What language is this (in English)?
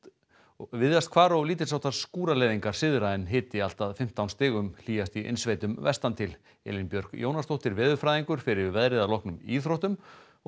Icelandic